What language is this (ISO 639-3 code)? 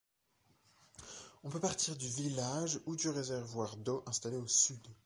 fra